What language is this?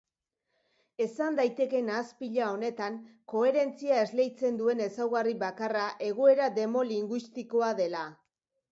Basque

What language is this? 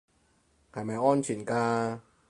Cantonese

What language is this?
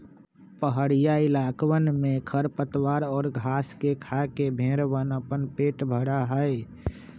Magahi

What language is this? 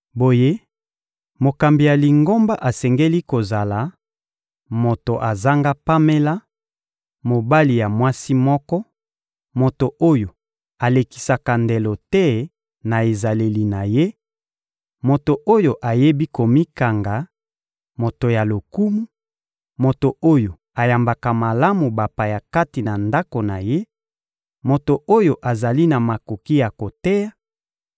Lingala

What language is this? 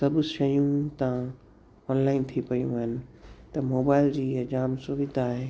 Sindhi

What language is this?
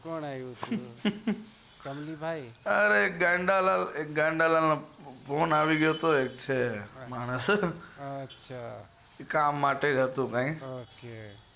Gujarati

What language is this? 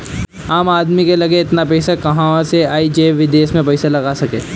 Bhojpuri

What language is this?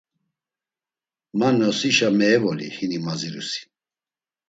Laz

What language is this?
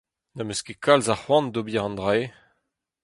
Breton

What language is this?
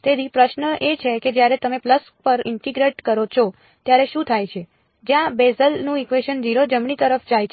Gujarati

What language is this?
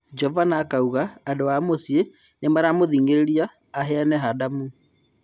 Kikuyu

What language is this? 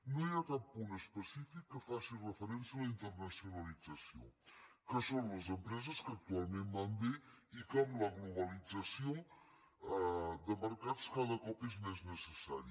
Catalan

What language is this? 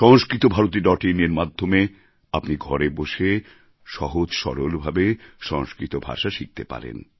Bangla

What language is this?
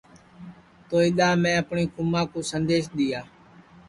Sansi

